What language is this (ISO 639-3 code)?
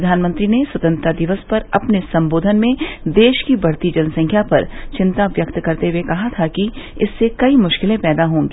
hin